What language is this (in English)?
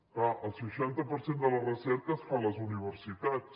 Catalan